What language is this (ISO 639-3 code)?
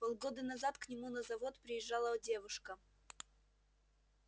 rus